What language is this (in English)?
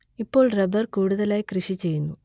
Malayalam